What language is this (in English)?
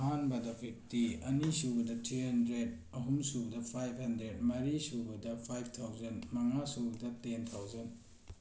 Manipuri